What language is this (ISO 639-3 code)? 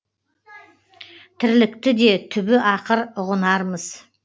kaz